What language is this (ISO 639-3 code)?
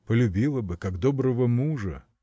rus